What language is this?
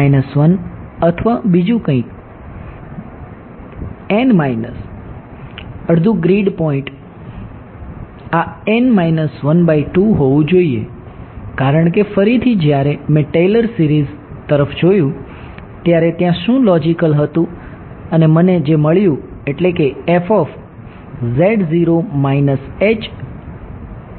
Gujarati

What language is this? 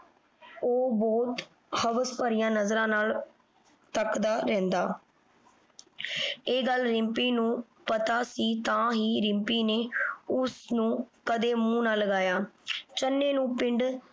Punjabi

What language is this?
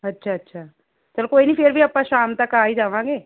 Punjabi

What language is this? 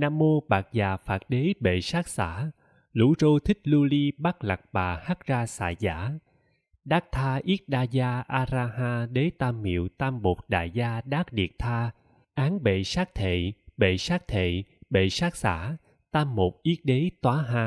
Vietnamese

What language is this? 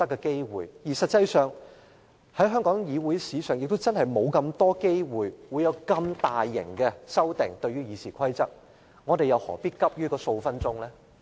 Cantonese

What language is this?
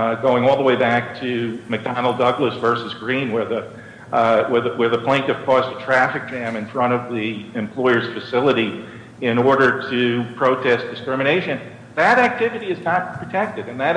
English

